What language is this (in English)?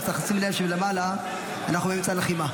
Hebrew